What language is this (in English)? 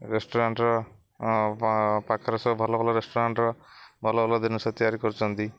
Odia